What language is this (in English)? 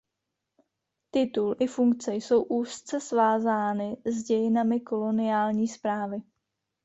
Czech